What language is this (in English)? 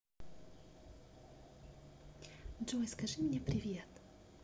Russian